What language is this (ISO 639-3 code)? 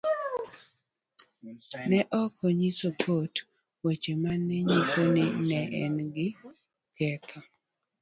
luo